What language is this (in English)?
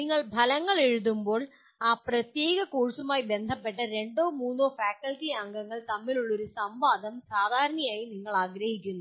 Malayalam